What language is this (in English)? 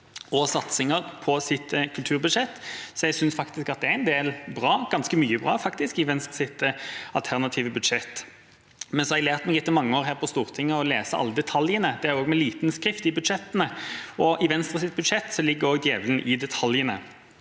Norwegian